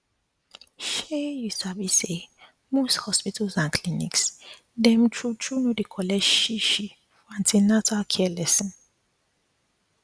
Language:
Nigerian Pidgin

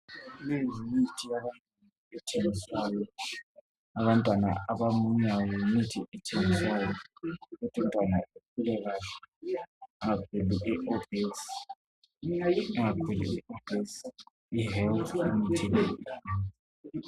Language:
North Ndebele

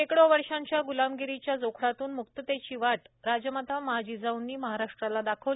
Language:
Marathi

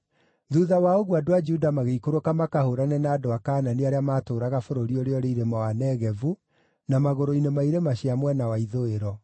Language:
Kikuyu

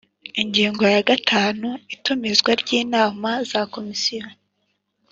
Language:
Kinyarwanda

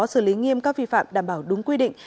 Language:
Vietnamese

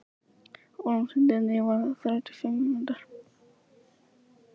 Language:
Icelandic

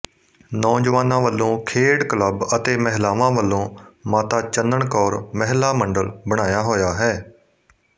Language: Punjabi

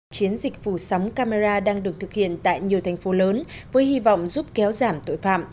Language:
Vietnamese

